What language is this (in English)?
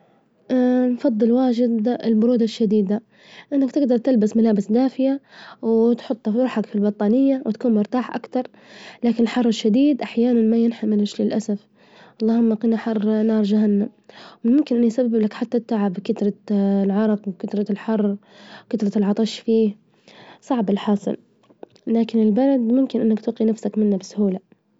Libyan Arabic